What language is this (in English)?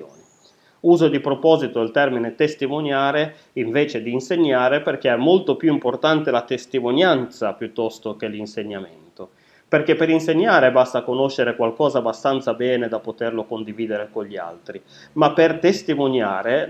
Italian